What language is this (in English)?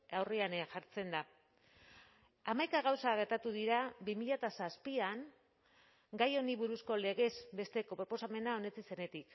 Basque